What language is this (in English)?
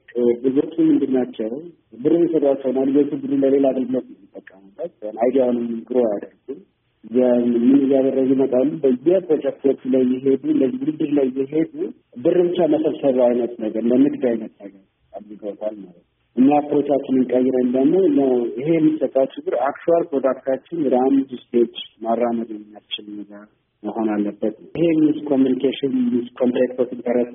Amharic